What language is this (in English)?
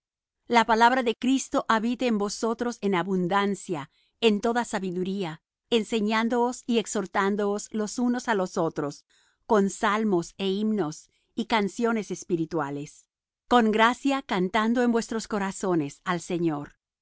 Spanish